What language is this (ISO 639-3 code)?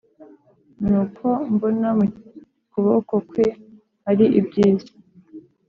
kin